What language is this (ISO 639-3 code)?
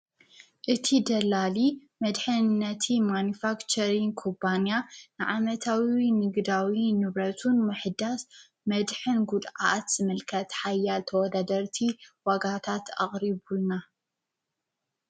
tir